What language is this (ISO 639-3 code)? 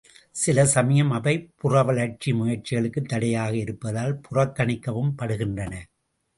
tam